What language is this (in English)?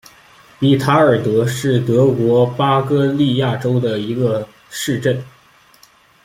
Chinese